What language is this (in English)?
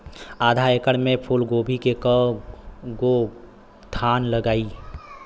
Bhojpuri